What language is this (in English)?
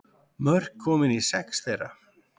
Icelandic